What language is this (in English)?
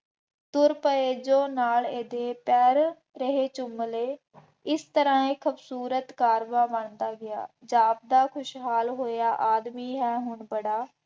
Punjabi